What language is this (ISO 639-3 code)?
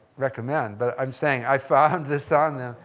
eng